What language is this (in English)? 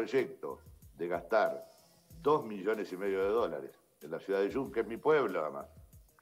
Spanish